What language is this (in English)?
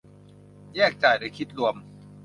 Thai